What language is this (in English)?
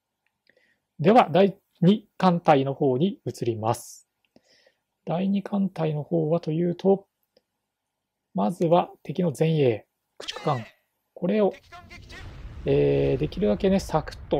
Japanese